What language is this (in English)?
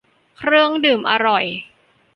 Thai